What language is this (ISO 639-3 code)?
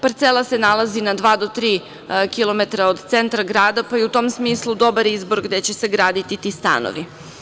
srp